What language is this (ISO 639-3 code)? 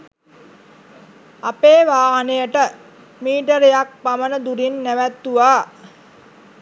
sin